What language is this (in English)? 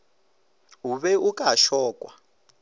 Northern Sotho